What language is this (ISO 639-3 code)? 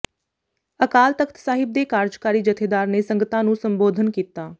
pan